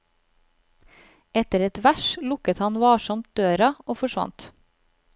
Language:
Norwegian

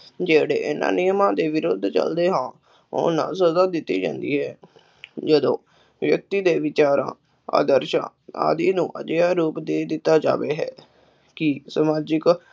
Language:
Punjabi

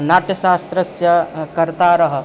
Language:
Sanskrit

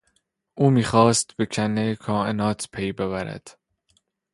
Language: Persian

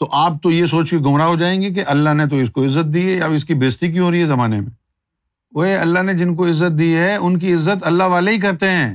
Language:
Urdu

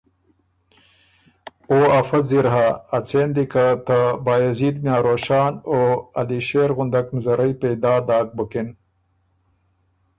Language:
Ormuri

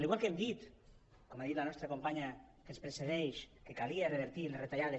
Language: Catalan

